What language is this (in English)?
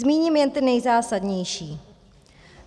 Czech